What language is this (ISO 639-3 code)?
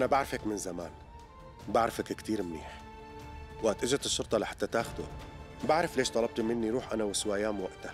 ara